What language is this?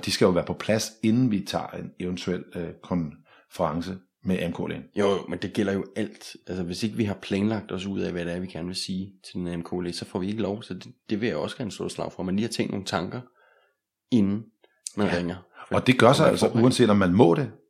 Danish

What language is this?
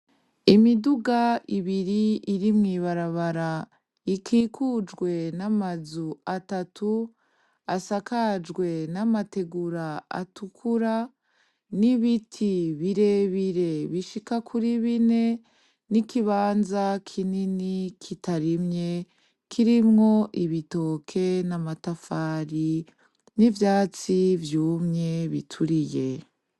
Rundi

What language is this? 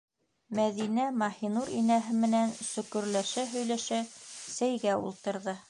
Bashkir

